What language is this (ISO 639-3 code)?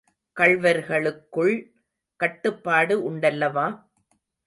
tam